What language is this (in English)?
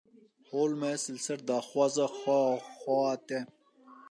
Kurdish